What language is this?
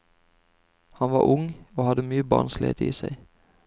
Norwegian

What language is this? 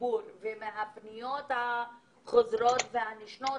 Hebrew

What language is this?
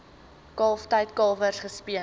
Afrikaans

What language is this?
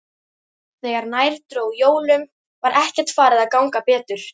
Icelandic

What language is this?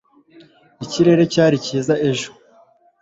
Kinyarwanda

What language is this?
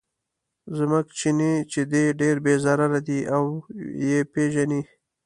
Pashto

